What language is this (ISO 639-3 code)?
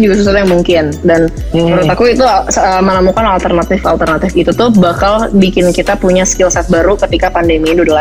ind